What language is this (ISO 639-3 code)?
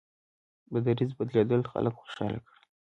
pus